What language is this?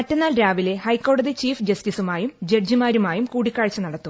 Malayalam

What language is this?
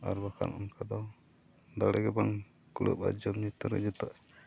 Santali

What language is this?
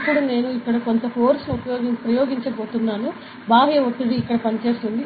Telugu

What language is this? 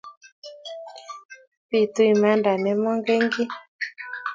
Kalenjin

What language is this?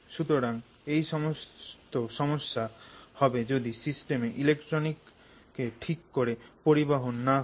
Bangla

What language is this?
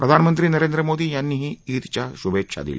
Marathi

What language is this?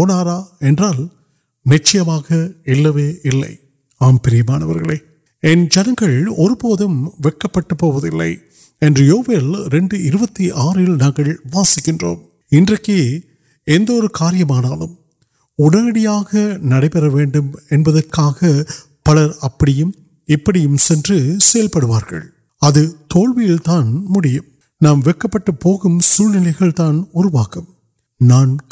Urdu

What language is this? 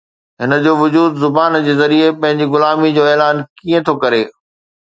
Sindhi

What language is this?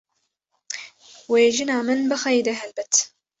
Kurdish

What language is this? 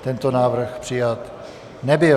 Czech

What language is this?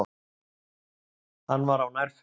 Icelandic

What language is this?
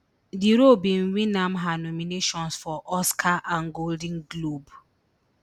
Nigerian Pidgin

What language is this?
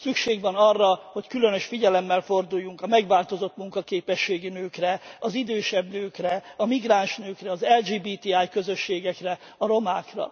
Hungarian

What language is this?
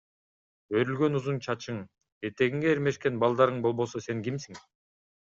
Kyrgyz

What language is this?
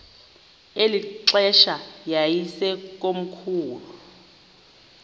Xhosa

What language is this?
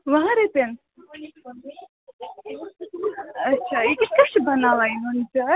Kashmiri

